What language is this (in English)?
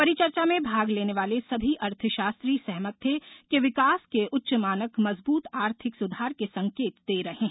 Hindi